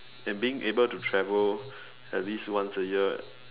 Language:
English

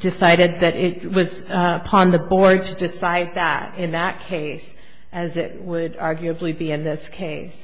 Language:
English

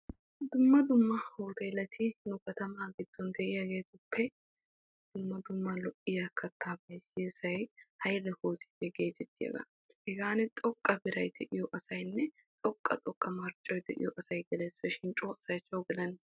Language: Wolaytta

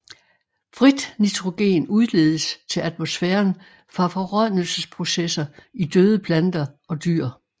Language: Danish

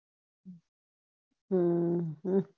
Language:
Gujarati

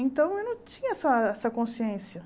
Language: Portuguese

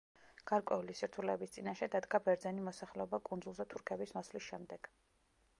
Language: Georgian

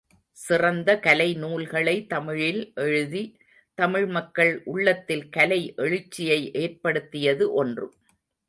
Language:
Tamil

